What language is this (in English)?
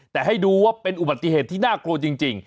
Thai